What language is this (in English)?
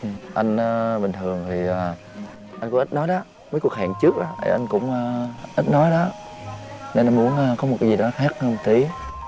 Vietnamese